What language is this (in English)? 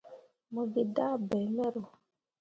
Mundang